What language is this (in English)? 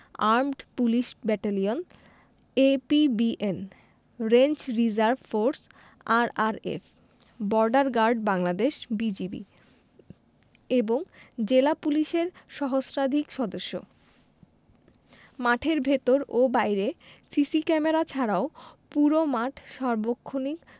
Bangla